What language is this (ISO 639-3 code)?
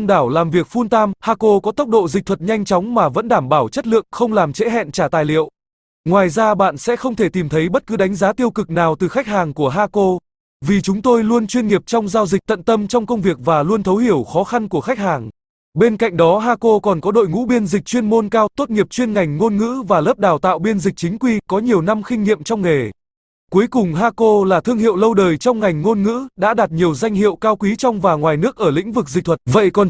vie